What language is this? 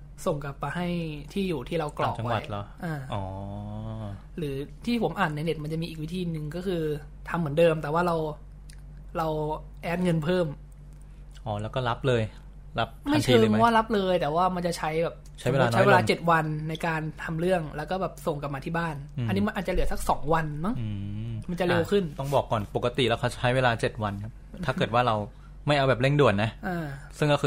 Thai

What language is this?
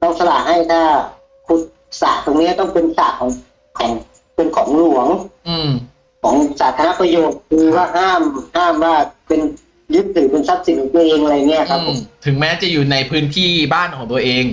Thai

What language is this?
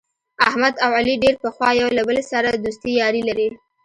Pashto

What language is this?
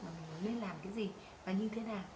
Vietnamese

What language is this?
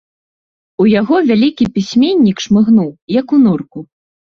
Belarusian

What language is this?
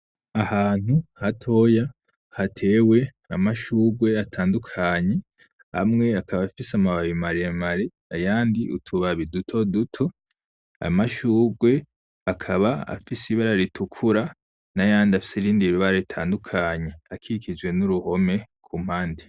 Rundi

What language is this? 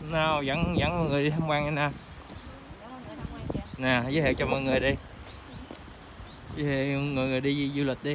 Vietnamese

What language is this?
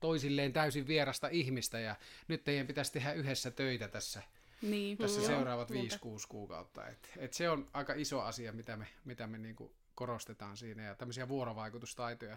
Finnish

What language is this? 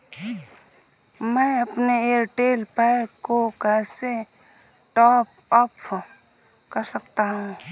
Hindi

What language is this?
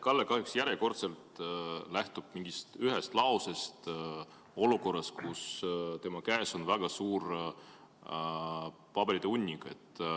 Estonian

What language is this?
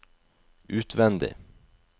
Norwegian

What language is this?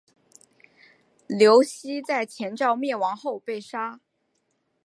Chinese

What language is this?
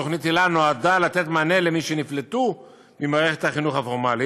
Hebrew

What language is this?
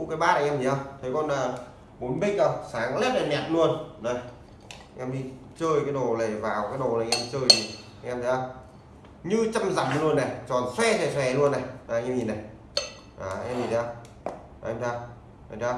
Vietnamese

